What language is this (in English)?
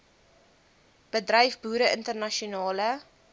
Afrikaans